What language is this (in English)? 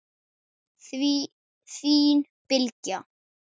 Icelandic